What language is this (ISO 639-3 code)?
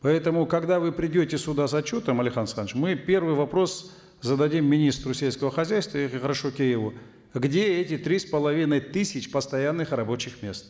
kaz